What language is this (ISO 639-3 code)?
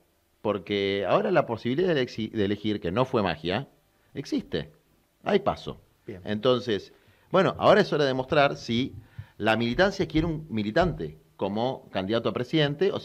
spa